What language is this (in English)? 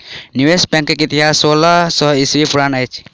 Maithili